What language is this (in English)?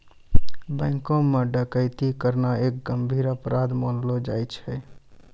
Maithili